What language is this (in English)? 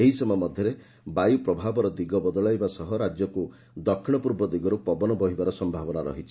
Odia